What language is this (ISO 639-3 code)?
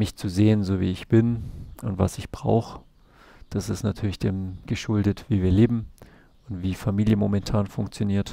deu